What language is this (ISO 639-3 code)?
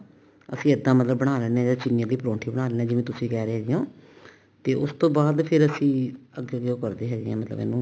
pan